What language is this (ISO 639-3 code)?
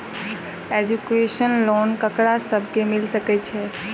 mai